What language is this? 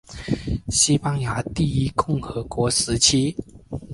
Chinese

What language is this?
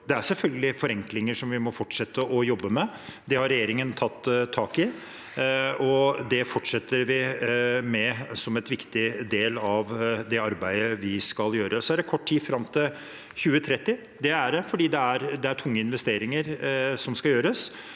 Norwegian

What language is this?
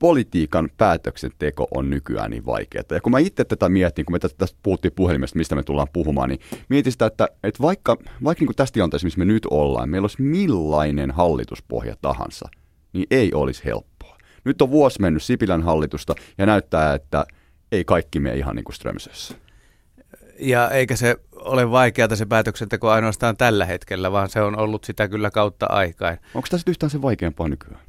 Finnish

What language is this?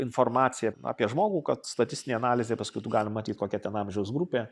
Lithuanian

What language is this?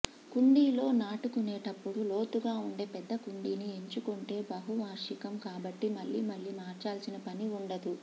Telugu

